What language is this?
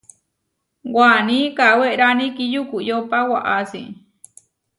Huarijio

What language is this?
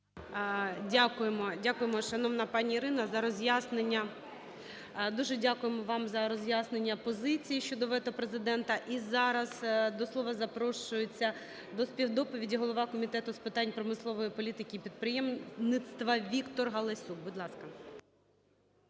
Ukrainian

